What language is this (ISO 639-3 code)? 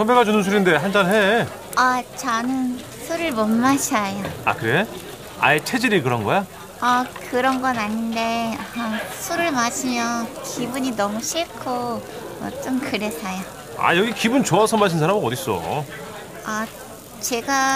kor